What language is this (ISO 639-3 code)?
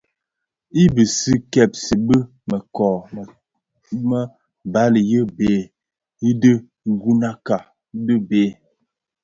ksf